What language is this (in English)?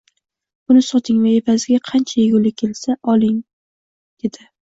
Uzbek